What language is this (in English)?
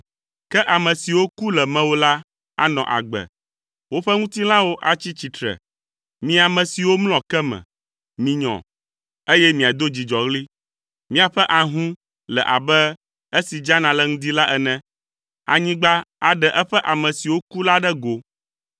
Ewe